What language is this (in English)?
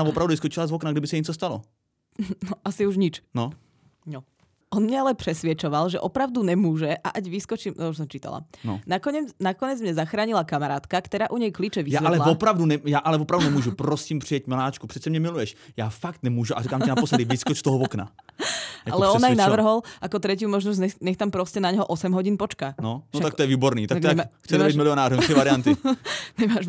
Czech